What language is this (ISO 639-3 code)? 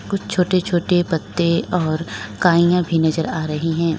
hin